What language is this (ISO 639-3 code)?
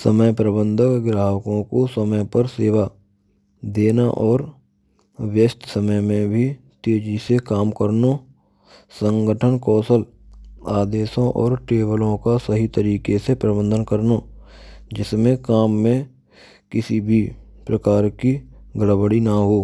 bra